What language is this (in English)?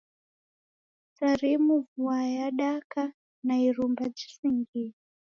Taita